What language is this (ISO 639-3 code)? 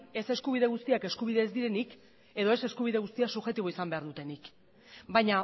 eus